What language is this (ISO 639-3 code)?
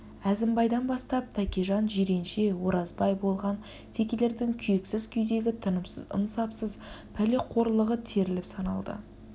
kaz